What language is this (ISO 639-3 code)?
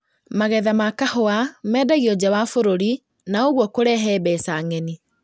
kik